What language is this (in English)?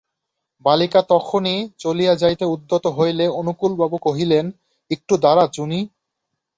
Bangla